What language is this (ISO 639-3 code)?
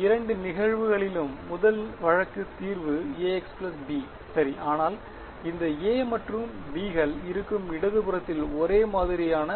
tam